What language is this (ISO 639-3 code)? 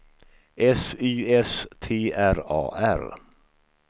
swe